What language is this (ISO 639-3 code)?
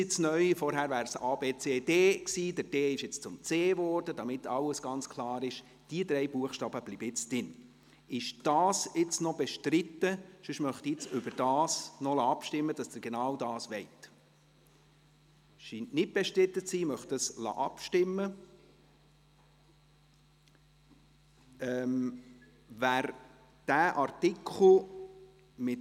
gsw